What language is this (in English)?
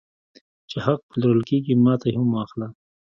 Pashto